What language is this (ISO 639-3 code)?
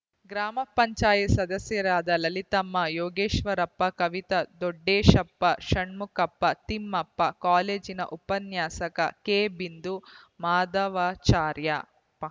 kan